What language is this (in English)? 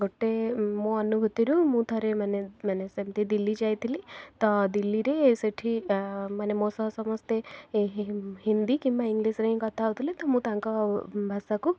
Odia